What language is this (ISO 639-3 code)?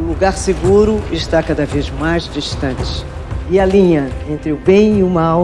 por